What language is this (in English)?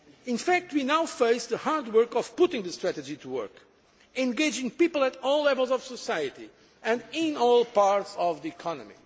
English